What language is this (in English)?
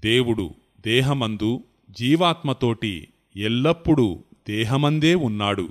Telugu